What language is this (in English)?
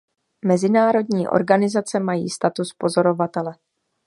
Czech